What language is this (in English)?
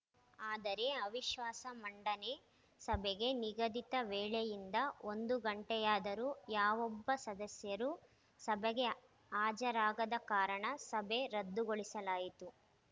Kannada